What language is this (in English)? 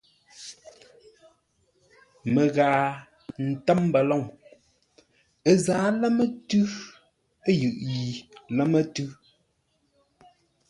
Ngombale